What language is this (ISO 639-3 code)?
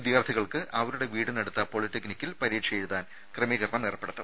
mal